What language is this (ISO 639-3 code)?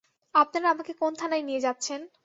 ben